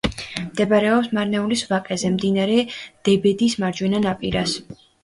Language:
Georgian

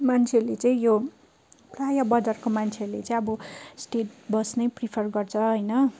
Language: Nepali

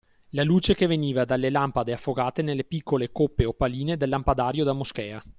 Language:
Italian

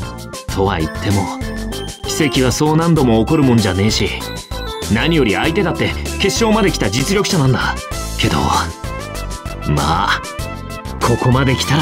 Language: Japanese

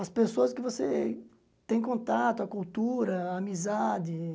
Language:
Portuguese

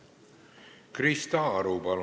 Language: Estonian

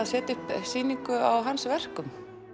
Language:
Icelandic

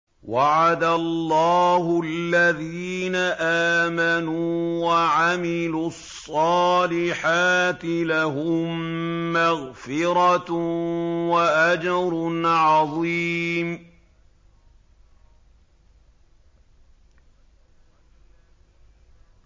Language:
Arabic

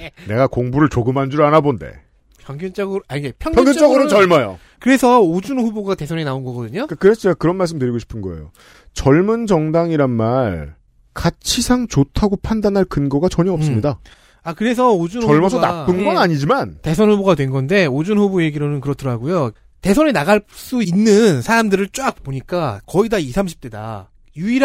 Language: Korean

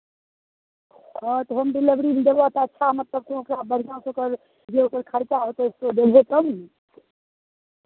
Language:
Maithili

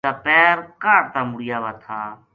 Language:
Gujari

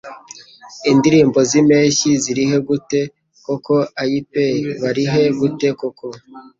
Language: Kinyarwanda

